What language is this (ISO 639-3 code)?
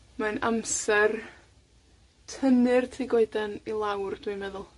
cym